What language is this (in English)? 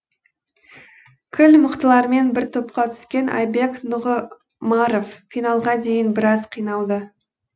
Kazakh